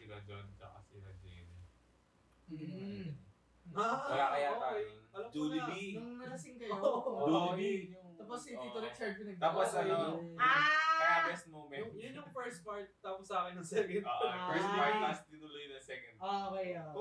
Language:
Filipino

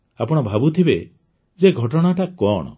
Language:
Odia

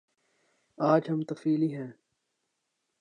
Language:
Urdu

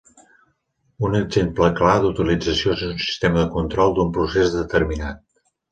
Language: Catalan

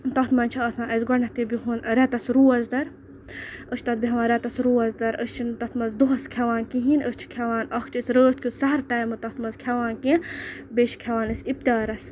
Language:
Kashmiri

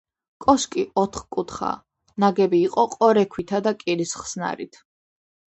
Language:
Georgian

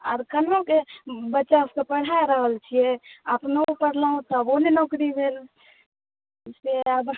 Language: Maithili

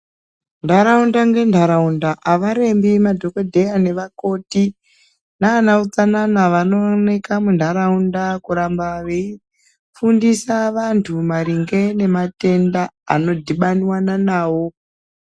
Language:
Ndau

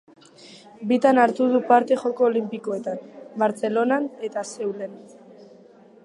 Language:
Basque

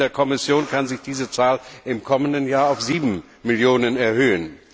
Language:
German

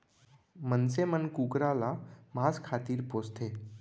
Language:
Chhattisgarhi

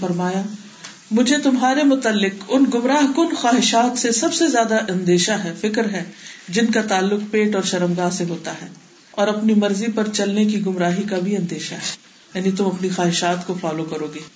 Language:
Urdu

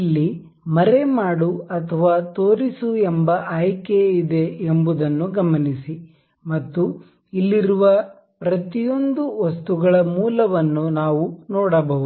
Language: Kannada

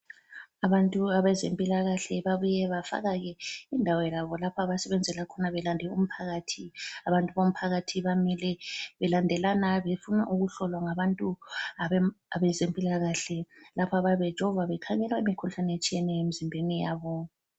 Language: North Ndebele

